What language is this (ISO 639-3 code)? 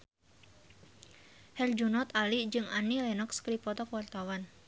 sun